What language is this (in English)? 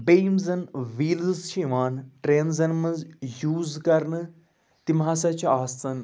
Kashmiri